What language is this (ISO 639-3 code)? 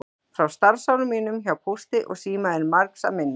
isl